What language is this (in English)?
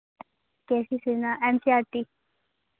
Hindi